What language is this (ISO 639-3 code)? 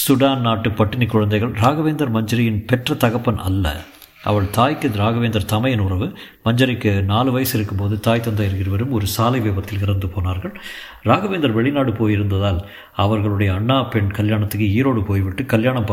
tam